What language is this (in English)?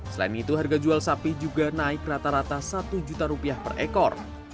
Indonesian